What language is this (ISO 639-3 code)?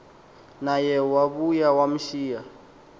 xho